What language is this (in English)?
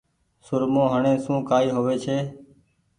Goaria